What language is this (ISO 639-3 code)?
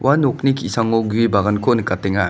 grt